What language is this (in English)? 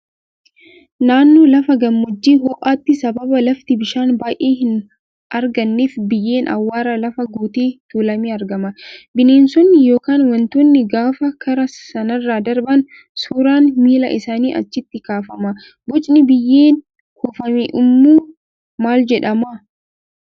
Oromo